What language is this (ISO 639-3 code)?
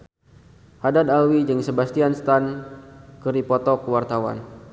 sun